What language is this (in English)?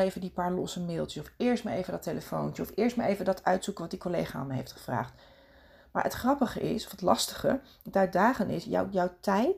Dutch